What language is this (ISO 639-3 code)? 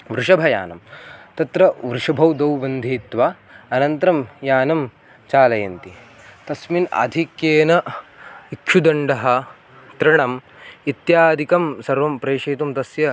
san